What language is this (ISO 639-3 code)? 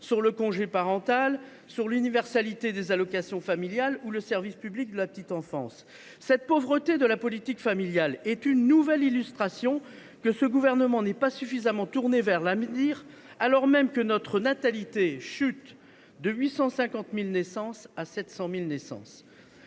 fra